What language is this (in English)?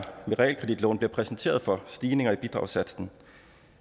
Danish